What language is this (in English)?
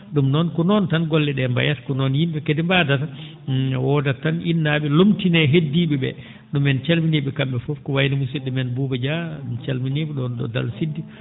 Fula